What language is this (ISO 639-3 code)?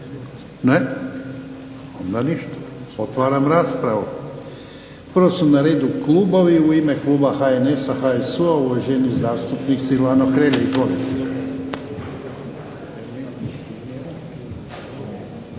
hrv